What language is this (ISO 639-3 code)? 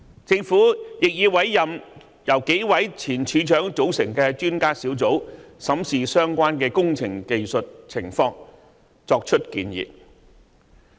yue